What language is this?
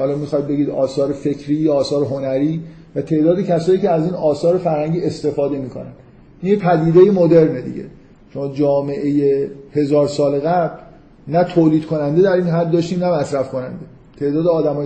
Persian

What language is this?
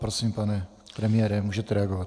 Czech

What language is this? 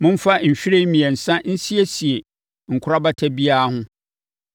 Akan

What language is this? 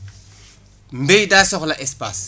Wolof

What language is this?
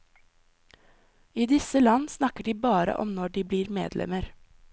Norwegian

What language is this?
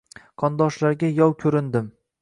Uzbek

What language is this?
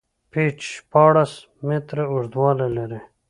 Pashto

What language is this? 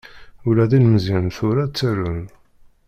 Kabyle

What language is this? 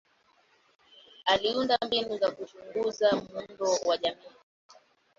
Swahili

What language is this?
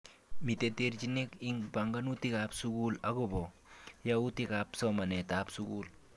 Kalenjin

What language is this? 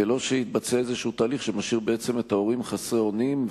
Hebrew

